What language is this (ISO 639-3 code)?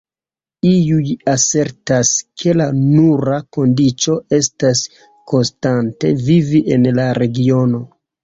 epo